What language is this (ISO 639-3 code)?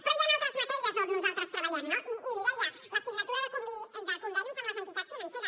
cat